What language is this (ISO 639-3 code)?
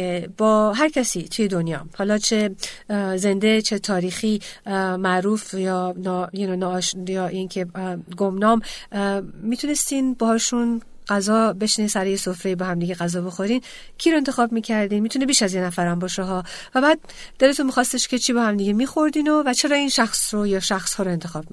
fas